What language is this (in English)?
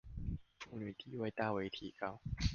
Chinese